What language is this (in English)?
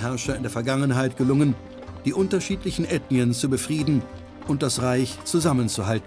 German